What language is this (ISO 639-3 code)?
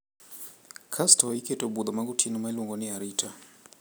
luo